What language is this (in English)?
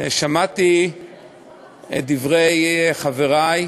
Hebrew